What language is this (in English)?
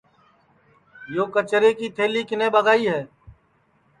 Sansi